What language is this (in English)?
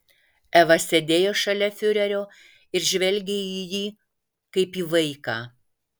Lithuanian